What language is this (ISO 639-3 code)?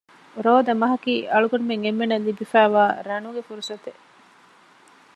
div